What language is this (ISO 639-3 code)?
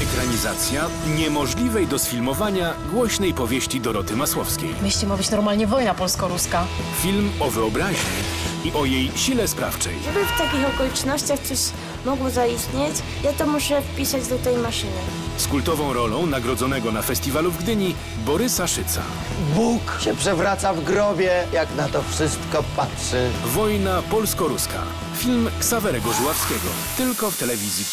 pol